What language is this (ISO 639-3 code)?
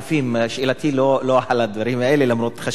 heb